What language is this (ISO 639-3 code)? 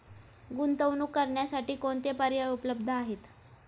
mar